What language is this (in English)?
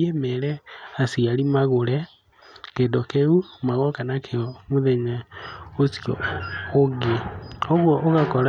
Kikuyu